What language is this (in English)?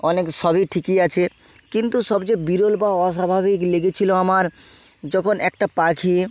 Bangla